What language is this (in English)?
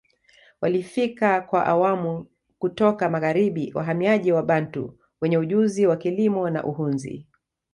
Swahili